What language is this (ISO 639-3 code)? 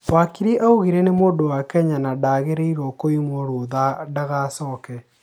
kik